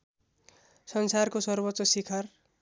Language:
Nepali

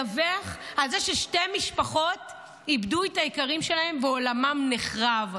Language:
Hebrew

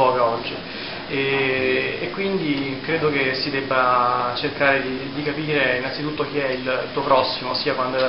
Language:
Italian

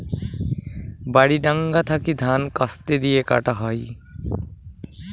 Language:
Bangla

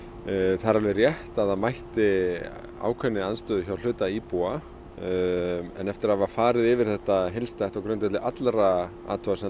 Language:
Icelandic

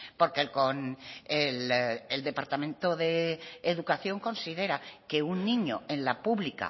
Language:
Spanish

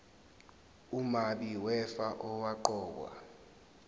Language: Zulu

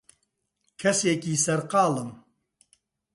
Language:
Central Kurdish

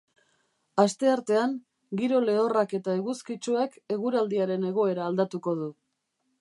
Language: Basque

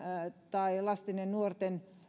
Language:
Finnish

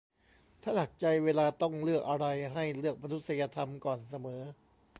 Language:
Thai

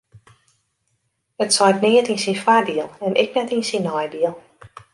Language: Western Frisian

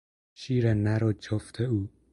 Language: Persian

